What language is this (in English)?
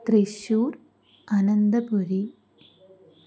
Sanskrit